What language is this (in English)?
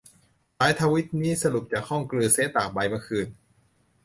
Thai